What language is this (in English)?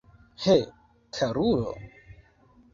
Esperanto